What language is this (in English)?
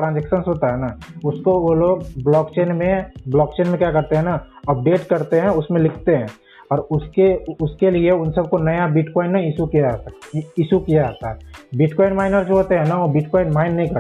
Hindi